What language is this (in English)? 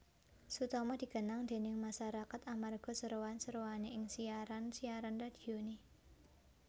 Javanese